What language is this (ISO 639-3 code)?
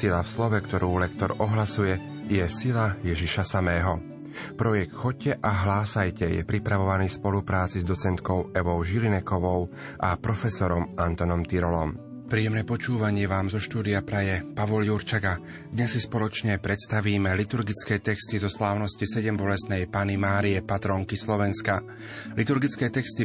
slk